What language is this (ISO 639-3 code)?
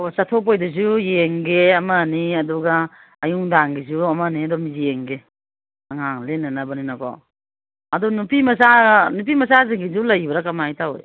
mni